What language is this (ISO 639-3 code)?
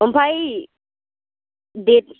brx